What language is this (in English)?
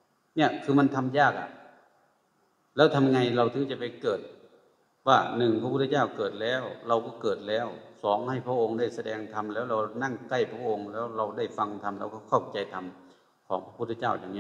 Thai